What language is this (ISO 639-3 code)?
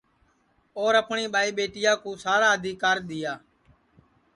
ssi